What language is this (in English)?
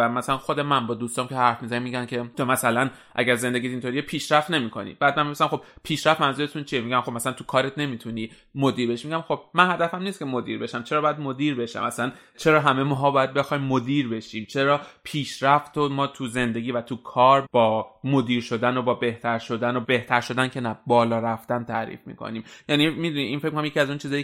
Persian